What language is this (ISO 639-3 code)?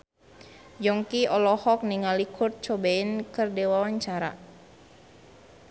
sun